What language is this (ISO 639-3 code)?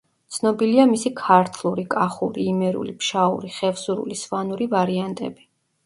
kat